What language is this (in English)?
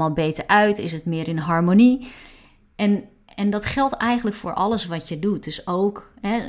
Dutch